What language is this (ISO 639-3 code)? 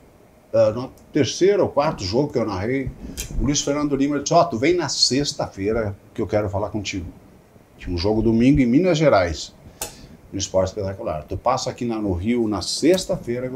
por